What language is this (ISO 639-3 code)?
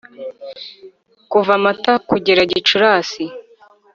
kin